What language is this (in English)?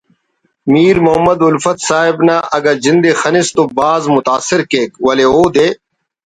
Brahui